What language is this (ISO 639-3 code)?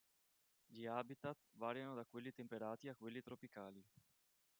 ita